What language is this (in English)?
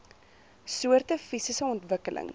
Afrikaans